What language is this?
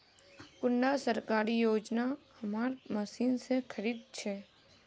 Magahi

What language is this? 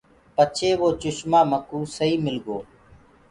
Gurgula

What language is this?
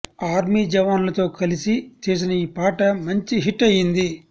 Telugu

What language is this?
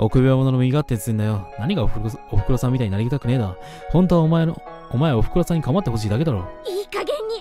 Japanese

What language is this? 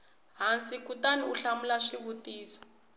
Tsonga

